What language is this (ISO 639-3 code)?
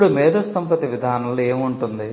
tel